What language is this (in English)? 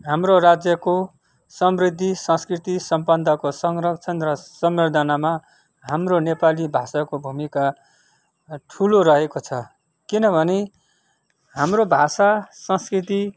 Nepali